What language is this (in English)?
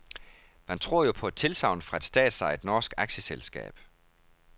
Danish